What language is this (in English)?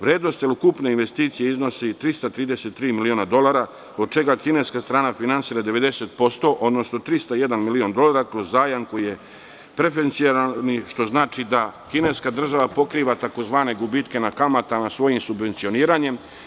Serbian